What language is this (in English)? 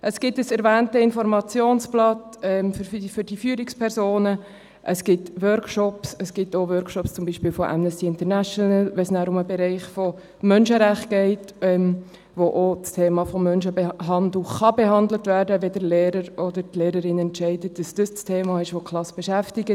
Swiss German